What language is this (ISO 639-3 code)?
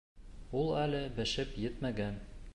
bak